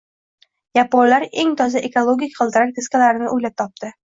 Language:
Uzbek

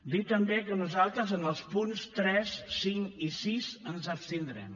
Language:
Catalan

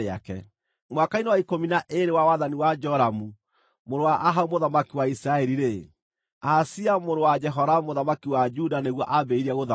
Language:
Kikuyu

